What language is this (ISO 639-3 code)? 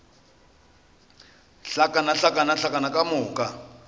nso